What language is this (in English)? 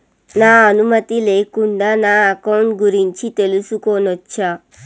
Telugu